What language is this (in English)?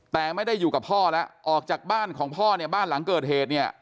Thai